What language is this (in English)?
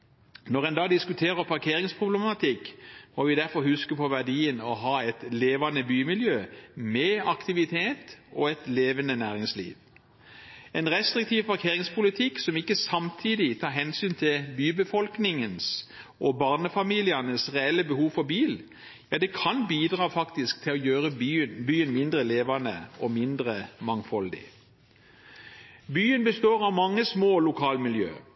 Norwegian Bokmål